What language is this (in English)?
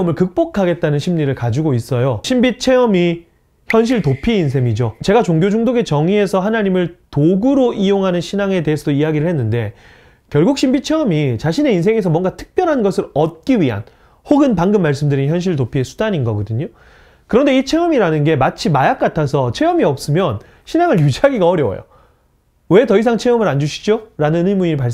Korean